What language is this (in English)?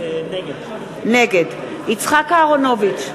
Hebrew